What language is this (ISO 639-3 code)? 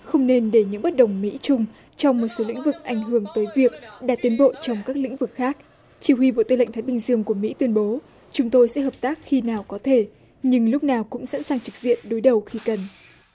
vie